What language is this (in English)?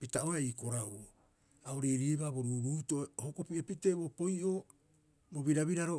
Rapoisi